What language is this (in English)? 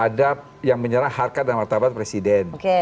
Indonesian